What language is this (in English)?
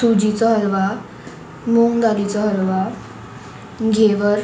Konkani